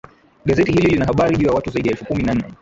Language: Swahili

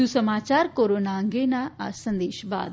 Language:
Gujarati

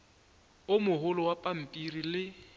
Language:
Northern Sotho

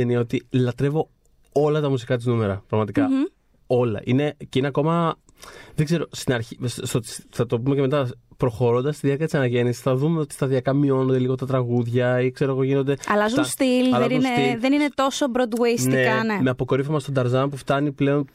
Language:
Greek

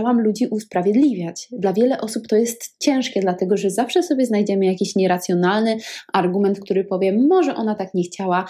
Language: Polish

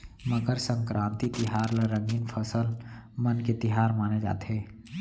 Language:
Chhattisgarhi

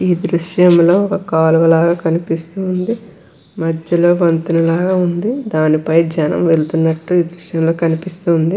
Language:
Telugu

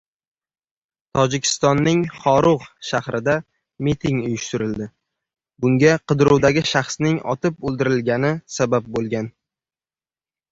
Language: Uzbek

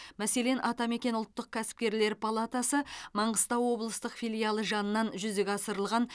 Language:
Kazakh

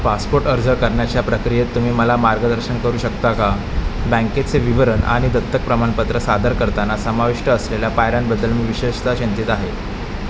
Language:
Marathi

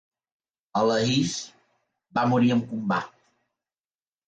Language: Catalan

